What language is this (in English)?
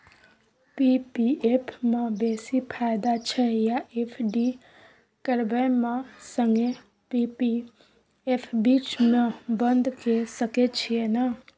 Maithili